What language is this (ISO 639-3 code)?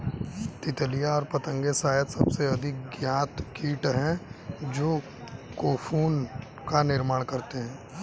hin